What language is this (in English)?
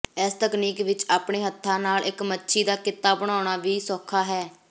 Punjabi